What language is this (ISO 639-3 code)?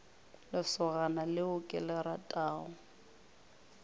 nso